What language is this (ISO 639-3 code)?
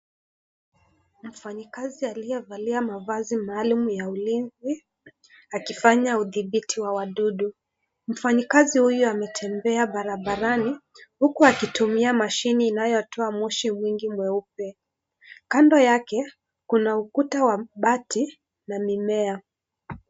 swa